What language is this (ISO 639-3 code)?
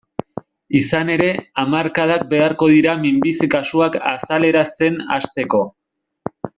eus